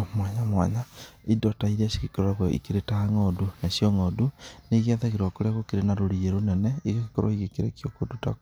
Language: Kikuyu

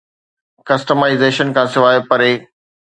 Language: Sindhi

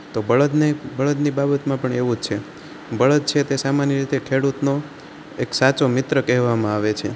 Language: Gujarati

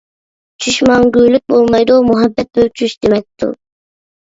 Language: Uyghur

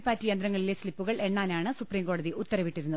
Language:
Malayalam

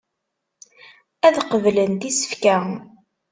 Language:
Kabyle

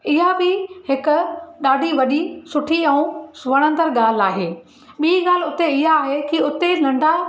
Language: Sindhi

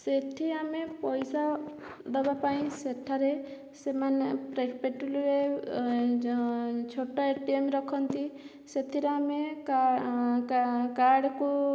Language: Odia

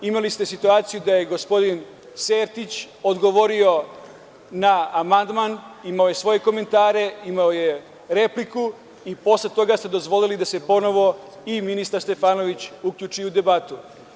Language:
Serbian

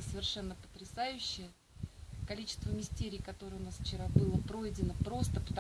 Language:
Russian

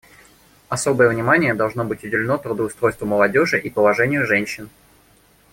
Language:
Russian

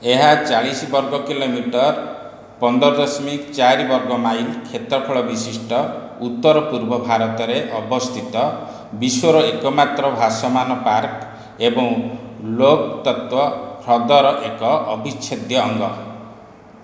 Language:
Odia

